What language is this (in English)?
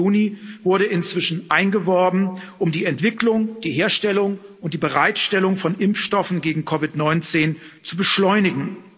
German